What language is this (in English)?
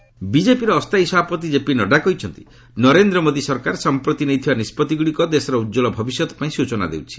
Odia